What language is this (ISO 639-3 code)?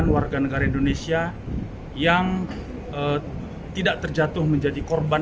ind